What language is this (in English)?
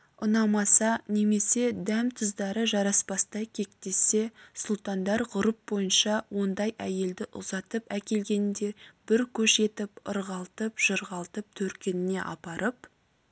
Kazakh